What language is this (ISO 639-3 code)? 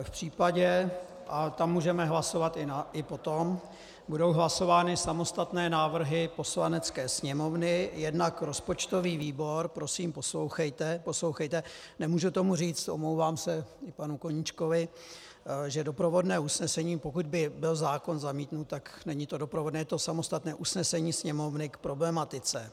ces